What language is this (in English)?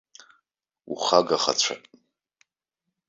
Abkhazian